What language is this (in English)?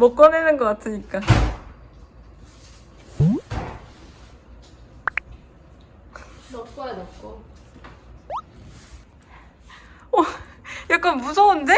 Korean